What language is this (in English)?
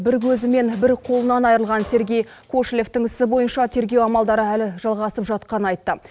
Kazakh